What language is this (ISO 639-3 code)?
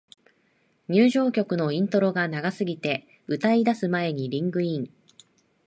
jpn